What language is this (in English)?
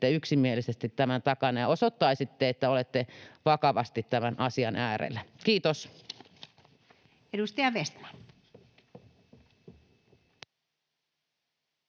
Finnish